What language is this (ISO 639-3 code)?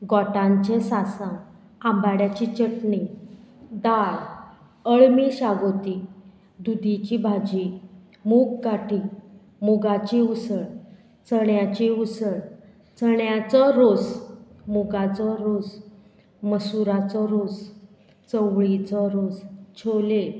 kok